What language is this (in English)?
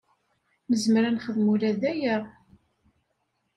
Kabyle